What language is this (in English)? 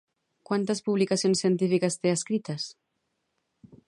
Catalan